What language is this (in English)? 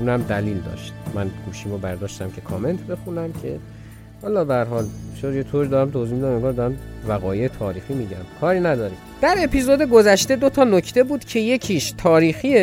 Persian